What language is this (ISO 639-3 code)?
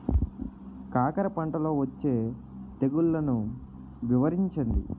tel